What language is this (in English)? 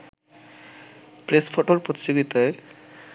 Bangla